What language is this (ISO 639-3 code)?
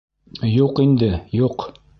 bak